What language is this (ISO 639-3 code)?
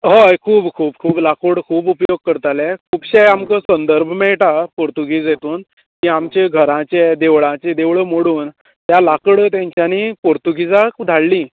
kok